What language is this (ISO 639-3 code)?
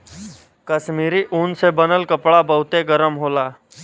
bho